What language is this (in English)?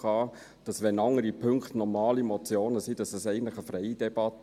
Swiss German